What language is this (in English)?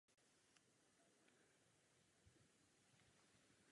Czech